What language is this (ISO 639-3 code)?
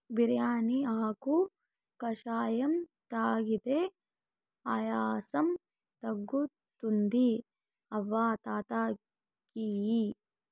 tel